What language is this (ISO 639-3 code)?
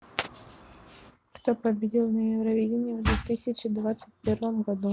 rus